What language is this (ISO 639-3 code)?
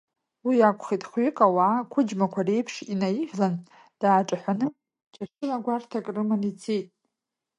abk